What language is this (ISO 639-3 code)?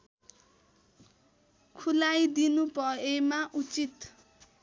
nep